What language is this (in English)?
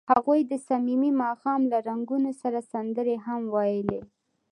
Pashto